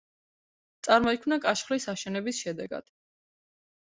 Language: Georgian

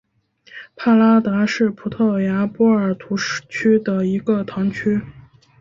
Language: Chinese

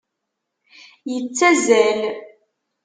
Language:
Kabyle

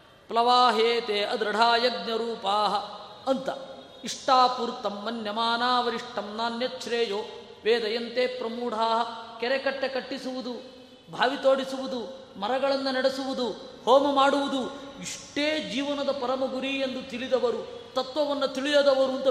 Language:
Kannada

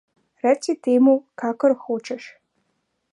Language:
Slovenian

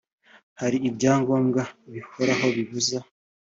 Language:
Kinyarwanda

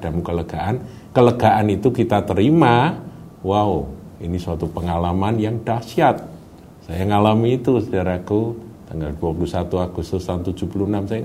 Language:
Indonesian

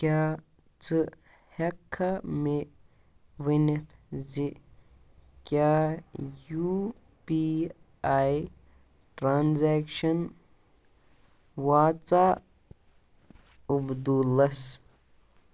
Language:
Kashmiri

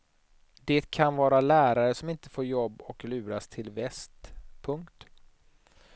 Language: Swedish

